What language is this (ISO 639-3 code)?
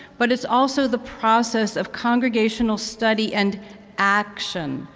eng